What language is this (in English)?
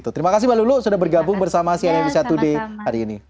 Indonesian